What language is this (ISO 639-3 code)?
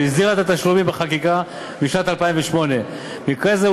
heb